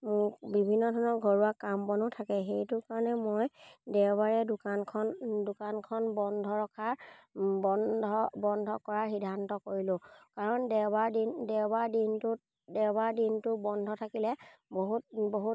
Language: Assamese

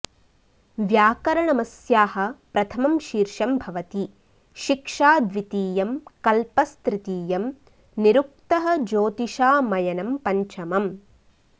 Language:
Sanskrit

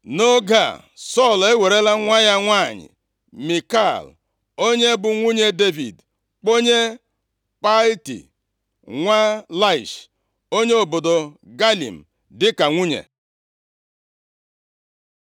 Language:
Igbo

